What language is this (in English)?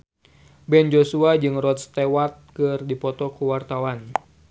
Sundanese